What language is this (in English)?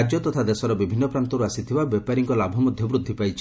Odia